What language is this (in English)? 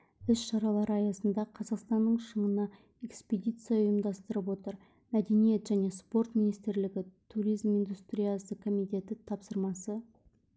Kazakh